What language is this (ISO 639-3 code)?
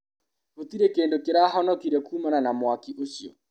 kik